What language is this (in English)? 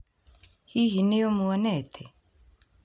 Kikuyu